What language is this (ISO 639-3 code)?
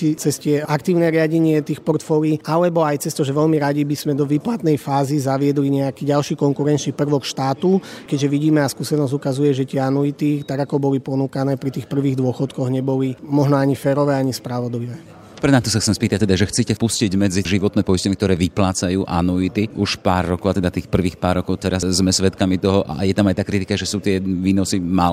slk